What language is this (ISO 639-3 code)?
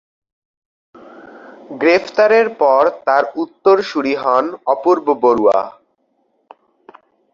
ben